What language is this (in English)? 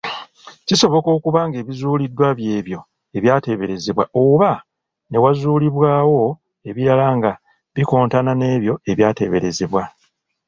Ganda